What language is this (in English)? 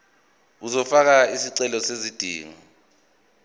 Zulu